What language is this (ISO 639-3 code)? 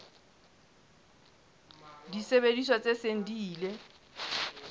sot